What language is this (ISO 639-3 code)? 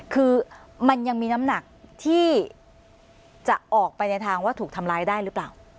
tha